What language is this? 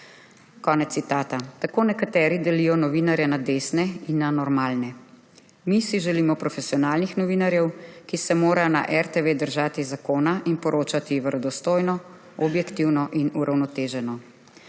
Slovenian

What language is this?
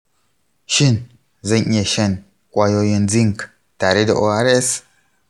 Hausa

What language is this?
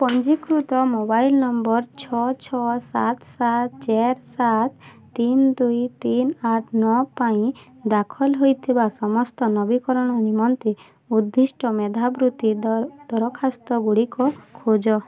Odia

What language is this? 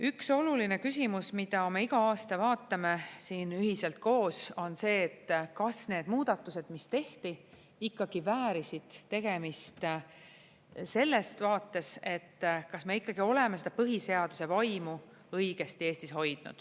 Estonian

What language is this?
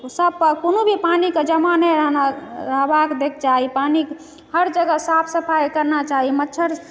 Maithili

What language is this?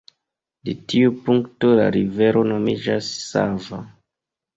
Esperanto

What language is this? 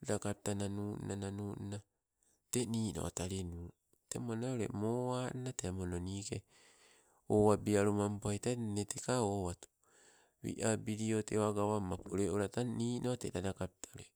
Sibe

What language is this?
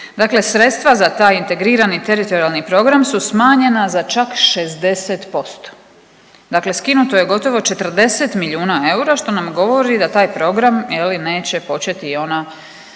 Croatian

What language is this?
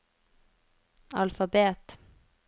Norwegian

